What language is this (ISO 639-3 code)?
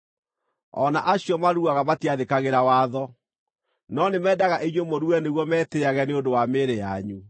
kik